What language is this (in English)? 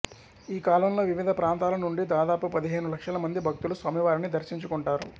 Telugu